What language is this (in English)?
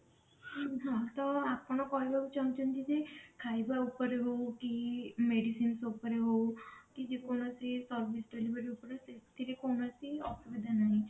Odia